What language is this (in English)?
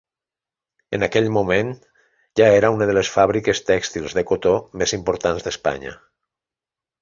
Catalan